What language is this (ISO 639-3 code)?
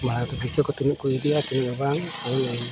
sat